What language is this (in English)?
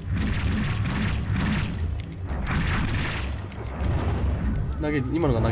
Japanese